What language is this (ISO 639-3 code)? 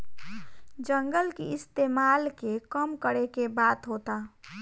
bho